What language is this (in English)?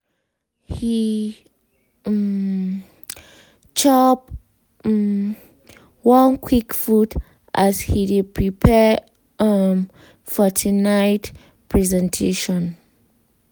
Nigerian Pidgin